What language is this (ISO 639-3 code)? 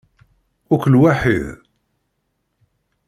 kab